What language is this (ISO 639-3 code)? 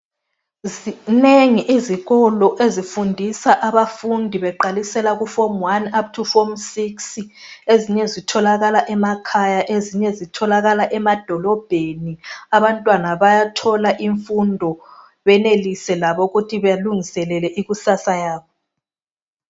nde